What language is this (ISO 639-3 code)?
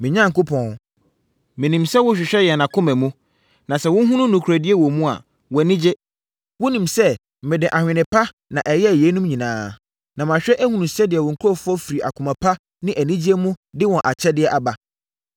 aka